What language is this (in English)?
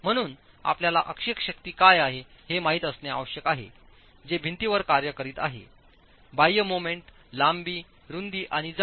Marathi